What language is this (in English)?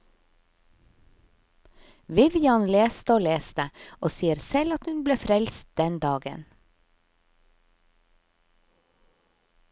Norwegian